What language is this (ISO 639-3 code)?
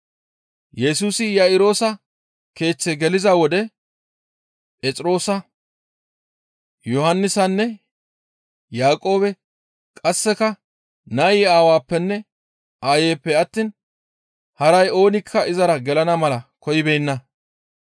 gmv